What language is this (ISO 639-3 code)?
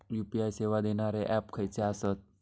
mar